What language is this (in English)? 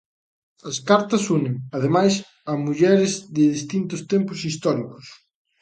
Galician